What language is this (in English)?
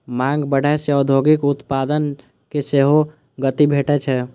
Maithili